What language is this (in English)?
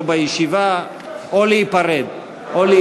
Hebrew